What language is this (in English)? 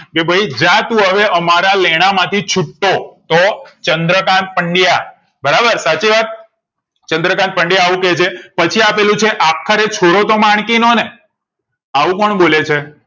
Gujarati